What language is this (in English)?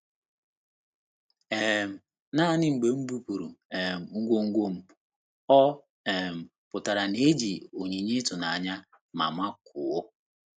Igbo